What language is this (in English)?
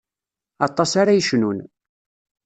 Kabyle